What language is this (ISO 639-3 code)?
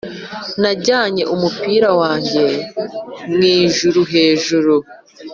kin